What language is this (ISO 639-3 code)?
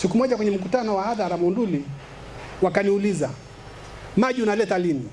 swa